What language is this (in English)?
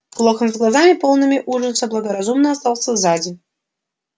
Russian